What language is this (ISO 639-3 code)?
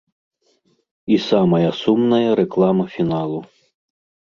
bel